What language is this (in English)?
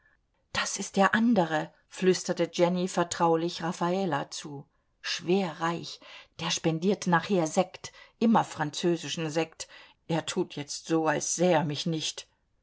German